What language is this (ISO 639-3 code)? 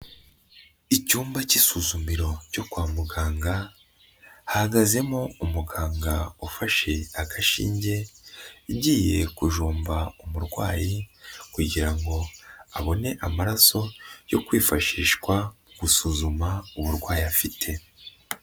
kin